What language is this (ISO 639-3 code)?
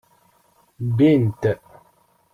kab